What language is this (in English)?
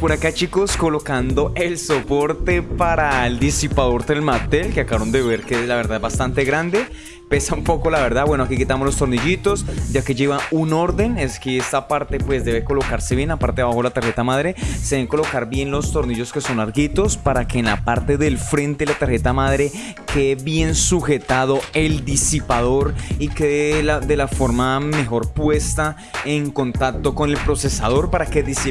Spanish